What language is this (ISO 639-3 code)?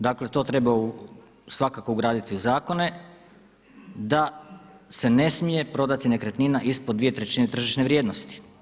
hrv